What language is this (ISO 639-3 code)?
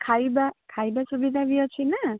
ori